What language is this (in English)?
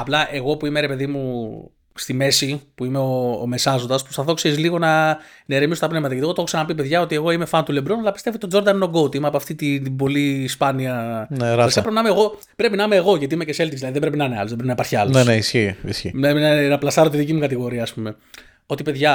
Greek